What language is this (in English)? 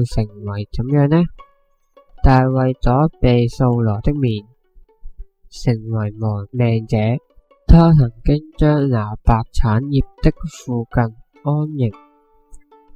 Chinese